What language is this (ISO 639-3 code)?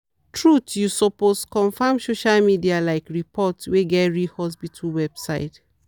pcm